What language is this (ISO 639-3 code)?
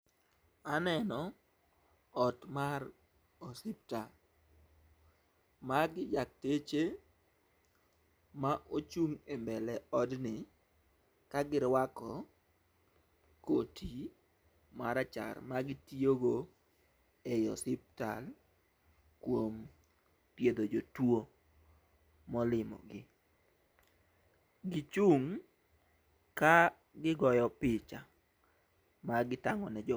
luo